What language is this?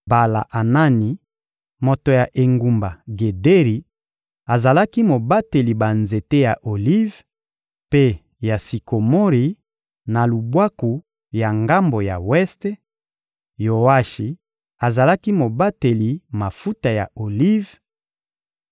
Lingala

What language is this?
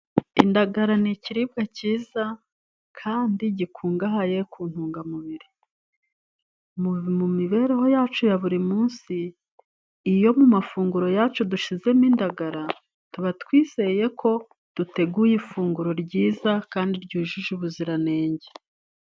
Kinyarwanda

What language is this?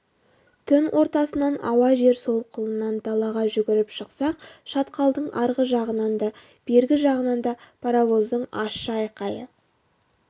Kazakh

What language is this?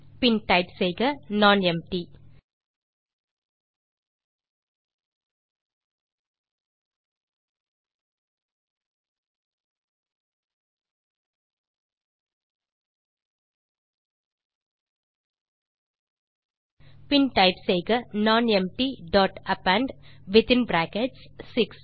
Tamil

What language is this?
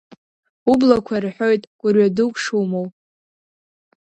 Abkhazian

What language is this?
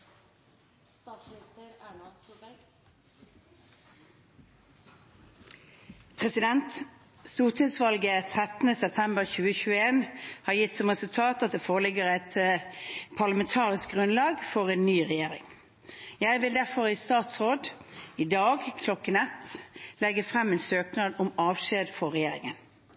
Norwegian Bokmål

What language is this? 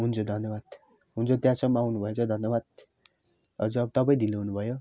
Nepali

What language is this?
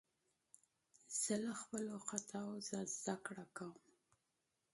Pashto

